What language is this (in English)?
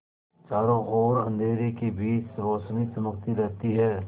Hindi